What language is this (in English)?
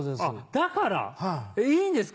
Japanese